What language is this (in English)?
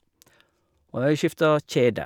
Norwegian